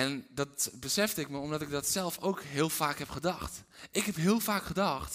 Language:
Dutch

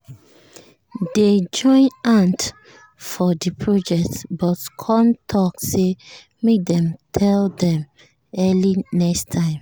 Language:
Nigerian Pidgin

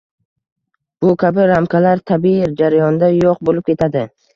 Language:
Uzbek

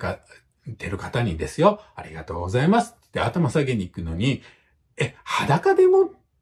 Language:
Japanese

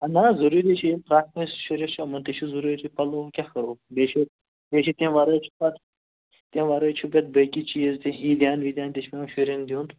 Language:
Kashmiri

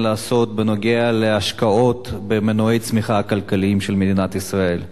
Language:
Hebrew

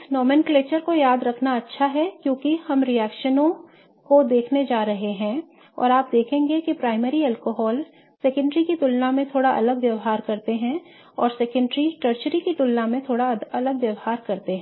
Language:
Hindi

